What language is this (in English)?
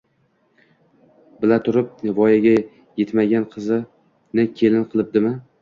Uzbek